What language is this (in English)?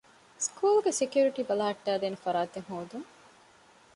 Divehi